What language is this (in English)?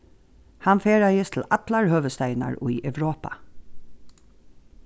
Faroese